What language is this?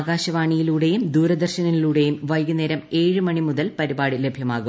Malayalam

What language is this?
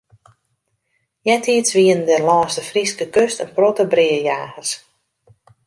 Western Frisian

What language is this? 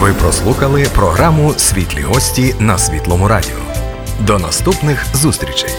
Ukrainian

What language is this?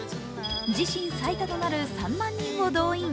Japanese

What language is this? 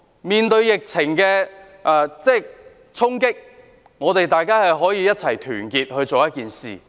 Cantonese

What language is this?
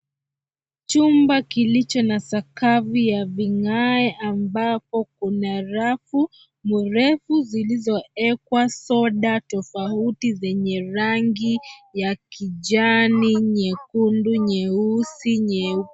Swahili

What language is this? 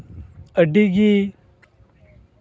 Santali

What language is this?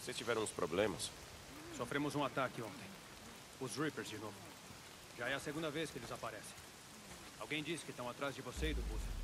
Portuguese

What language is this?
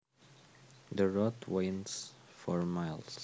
Javanese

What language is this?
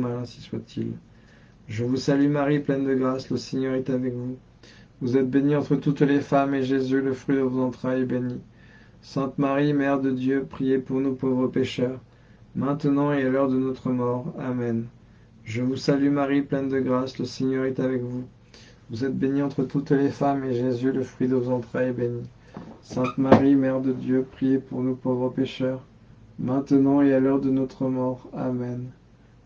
French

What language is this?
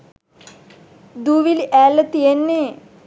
Sinhala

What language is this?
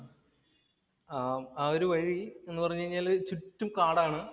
Malayalam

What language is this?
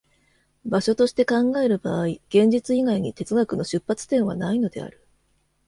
Japanese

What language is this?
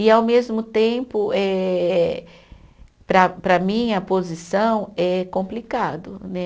Portuguese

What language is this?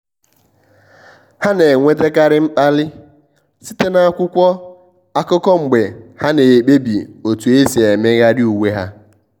Igbo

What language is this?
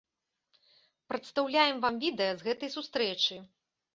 Belarusian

